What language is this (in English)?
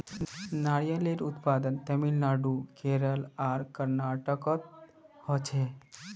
Magahi